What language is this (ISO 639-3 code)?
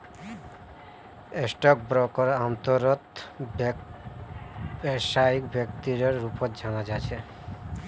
mag